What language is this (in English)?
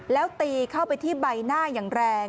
Thai